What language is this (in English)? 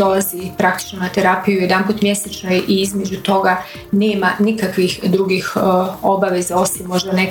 Croatian